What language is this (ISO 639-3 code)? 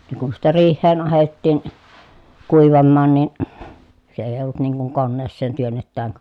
fin